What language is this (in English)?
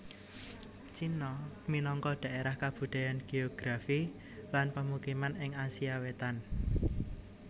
Javanese